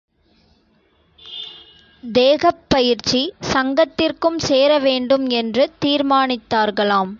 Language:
Tamil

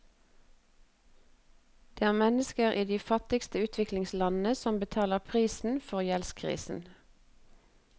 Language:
Norwegian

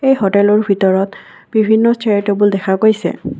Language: Assamese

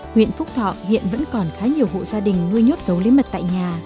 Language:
Vietnamese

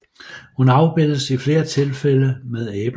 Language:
Danish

